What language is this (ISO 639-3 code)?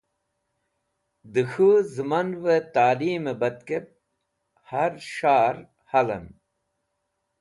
wbl